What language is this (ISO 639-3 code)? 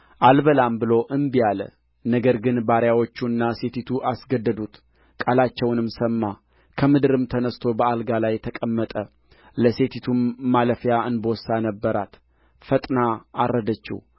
amh